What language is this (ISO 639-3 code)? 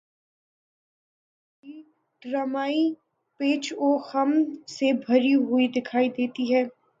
urd